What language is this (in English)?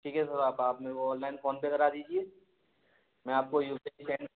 Hindi